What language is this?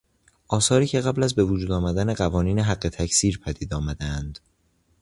Persian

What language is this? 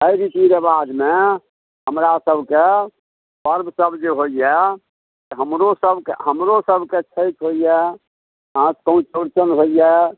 Maithili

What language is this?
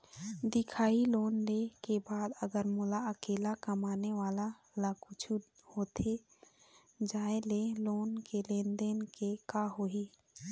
Chhattisgarhi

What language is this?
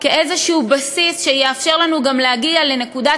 Hebrew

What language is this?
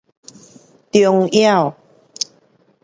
Pu-Xian Chinese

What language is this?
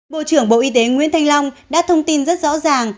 Vietnamese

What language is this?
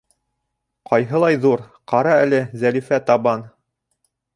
Bashkir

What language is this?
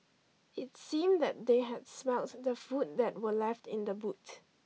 English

